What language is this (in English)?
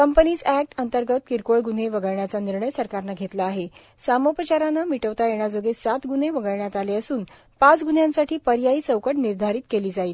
Marathi